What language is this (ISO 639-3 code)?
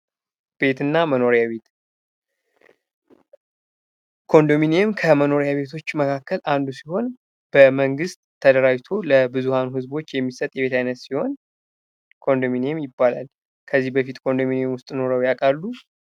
amh